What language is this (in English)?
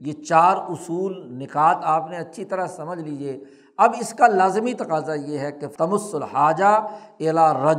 Urdu